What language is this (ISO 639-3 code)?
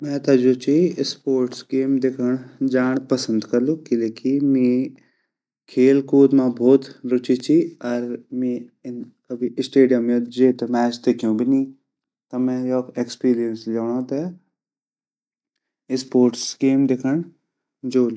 gbm